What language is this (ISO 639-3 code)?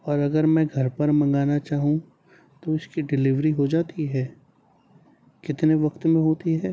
urd